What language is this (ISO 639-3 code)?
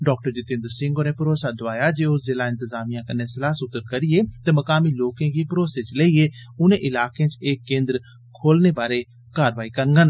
doi